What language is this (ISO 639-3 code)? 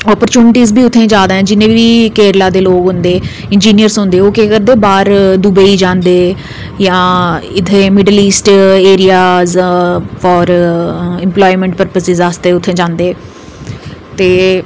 doi